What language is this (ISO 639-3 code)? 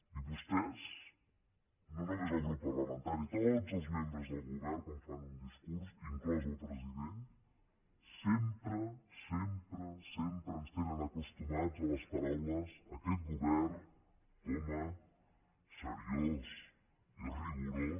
cat